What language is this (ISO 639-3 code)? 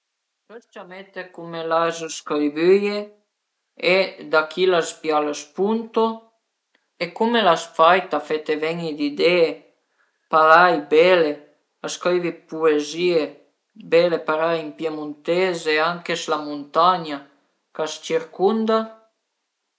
pms